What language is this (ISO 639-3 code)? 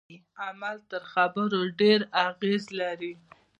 pus